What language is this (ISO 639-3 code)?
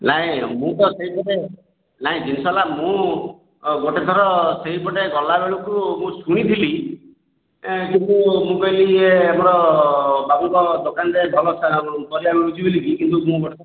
ori